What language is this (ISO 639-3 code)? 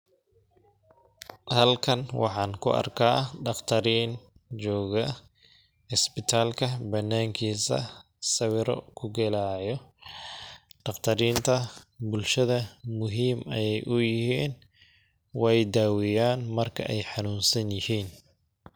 som